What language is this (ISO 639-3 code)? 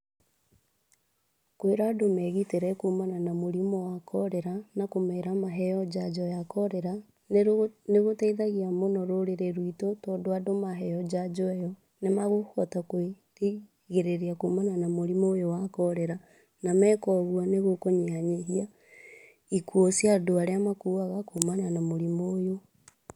kik